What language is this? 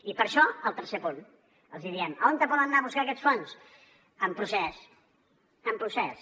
Catalan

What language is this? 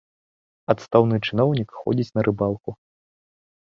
Belarusian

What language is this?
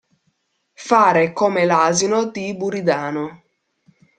Italian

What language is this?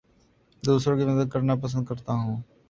Urdu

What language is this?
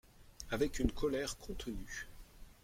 French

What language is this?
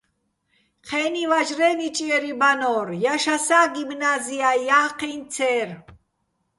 Bats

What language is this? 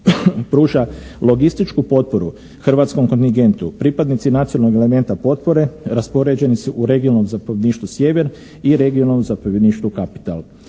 Croatian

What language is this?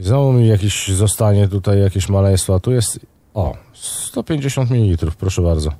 Polish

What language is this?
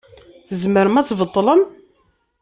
Kabyle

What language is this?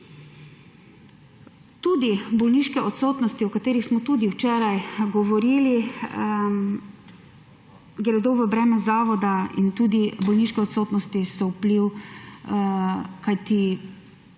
Slovenian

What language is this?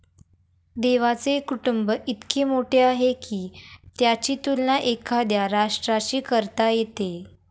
Marathi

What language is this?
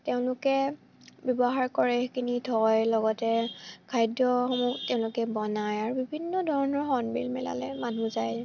Assamese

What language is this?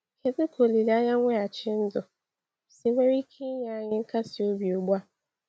Igbo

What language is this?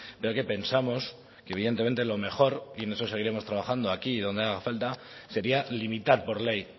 Spanish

